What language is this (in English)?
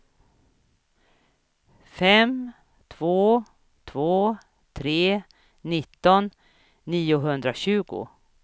Swedish